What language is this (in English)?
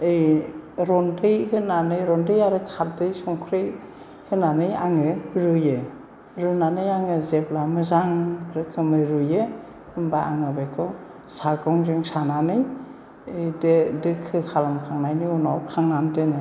Bodo